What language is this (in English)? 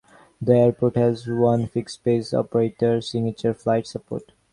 English